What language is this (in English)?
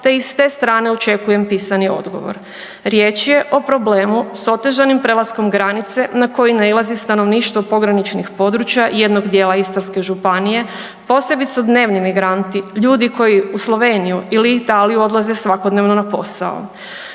Croatian